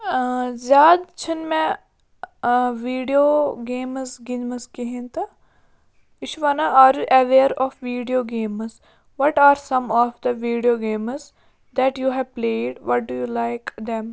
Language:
Kashmiri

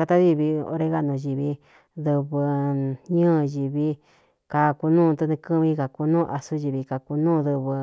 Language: Cuyamecalco Mixtec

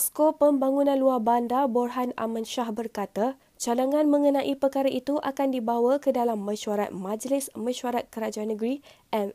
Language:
Malay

